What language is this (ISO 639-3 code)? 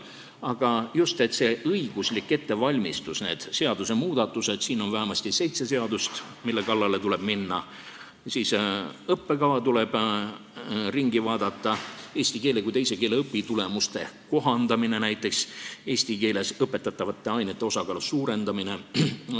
est